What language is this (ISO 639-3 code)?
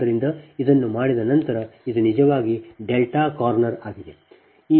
kan